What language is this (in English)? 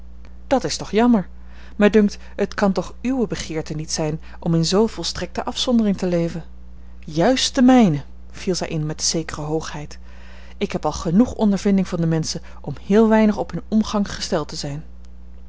Dutch